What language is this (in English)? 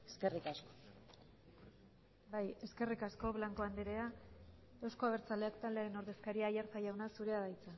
Basque